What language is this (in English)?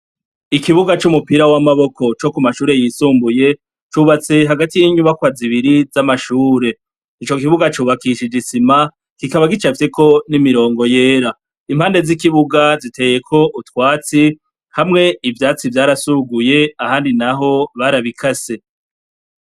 Rundi